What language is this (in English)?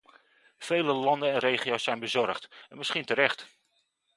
Dutch